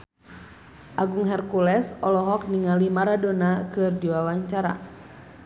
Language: Sundanese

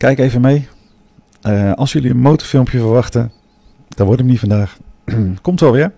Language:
Dutch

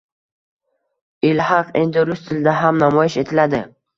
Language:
Uzbek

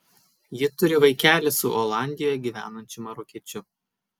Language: Lithuanian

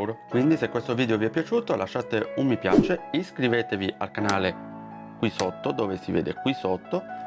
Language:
Italian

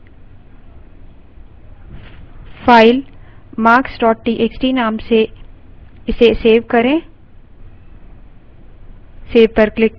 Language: Hindi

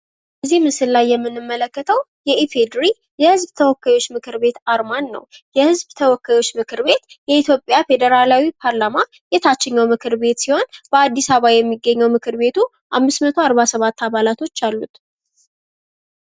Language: Amharic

